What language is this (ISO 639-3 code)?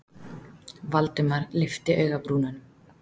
isl